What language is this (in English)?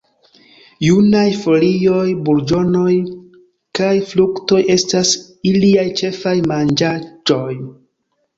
Esperanto